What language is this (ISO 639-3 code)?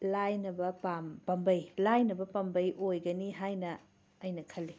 mni